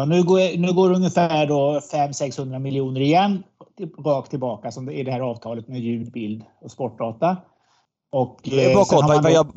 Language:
Swedish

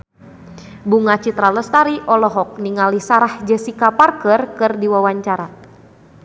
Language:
Sundanese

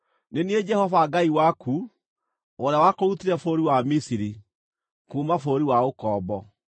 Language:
Kikuyu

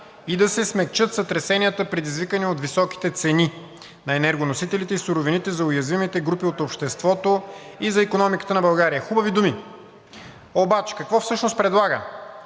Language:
Bulgarian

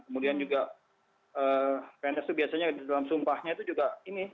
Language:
Indonesian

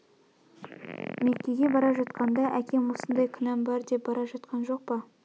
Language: Kazakh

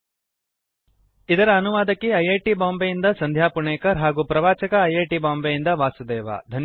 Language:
Kannada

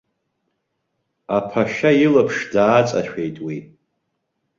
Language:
Abkhazian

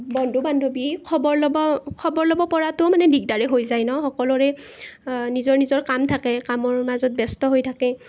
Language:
Assamese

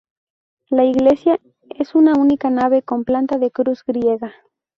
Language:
Spanish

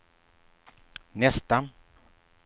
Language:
Swedish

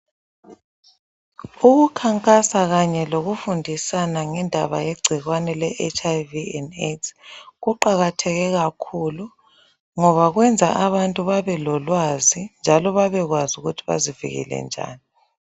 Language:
North Ndebele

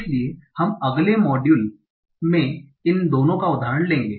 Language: Hindi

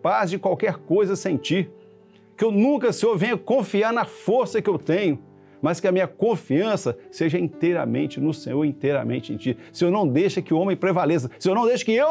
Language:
Portuguese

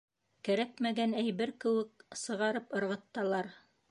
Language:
Bashkir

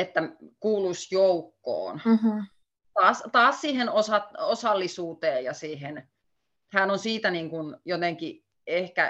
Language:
Finnish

